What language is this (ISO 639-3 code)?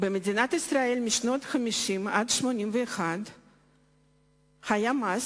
heb